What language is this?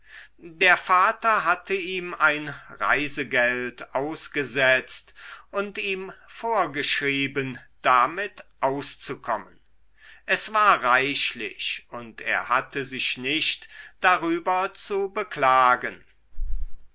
German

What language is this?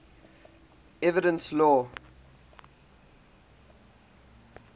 English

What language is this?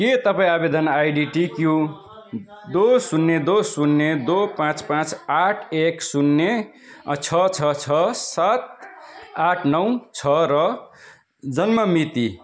Nepali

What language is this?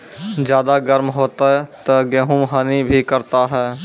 Maithili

